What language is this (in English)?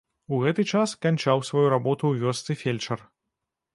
Belarusian